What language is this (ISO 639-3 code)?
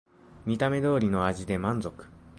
jpn